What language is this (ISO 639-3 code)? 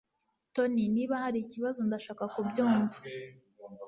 kin